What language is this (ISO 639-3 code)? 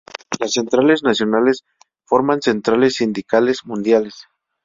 spa